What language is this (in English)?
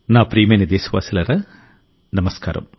Telugu